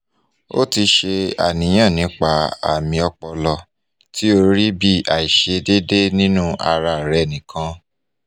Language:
Yoruba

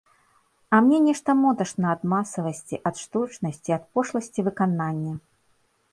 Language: Belarusian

